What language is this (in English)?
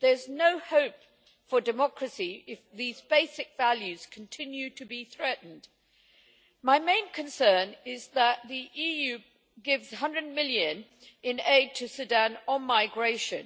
English